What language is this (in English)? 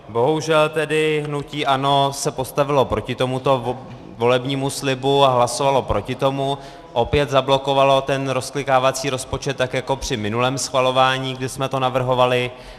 Czech